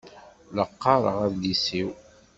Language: Kabyle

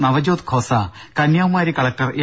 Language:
Malayalam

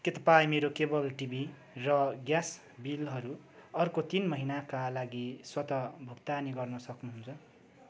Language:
Nepali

